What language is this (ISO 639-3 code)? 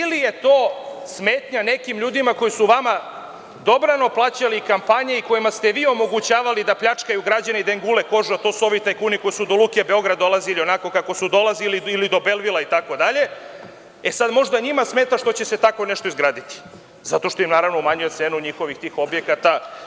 srp